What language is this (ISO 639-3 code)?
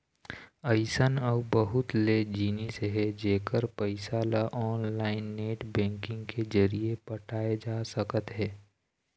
hne